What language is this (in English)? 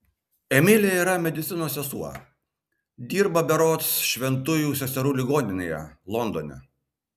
Lithuanian